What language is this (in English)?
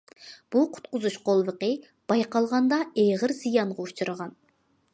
Uyghur